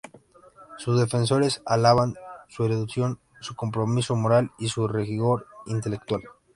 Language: Spanish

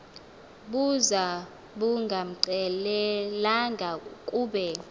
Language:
Xhosa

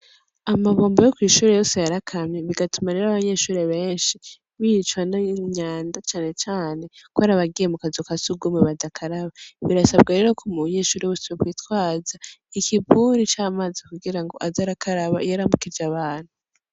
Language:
Rundi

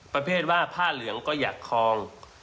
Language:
Thai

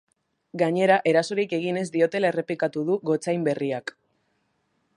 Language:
Basque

